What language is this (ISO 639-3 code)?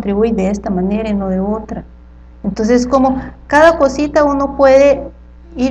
spa